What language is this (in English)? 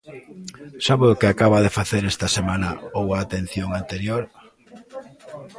Galician